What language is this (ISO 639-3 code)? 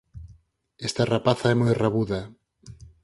glg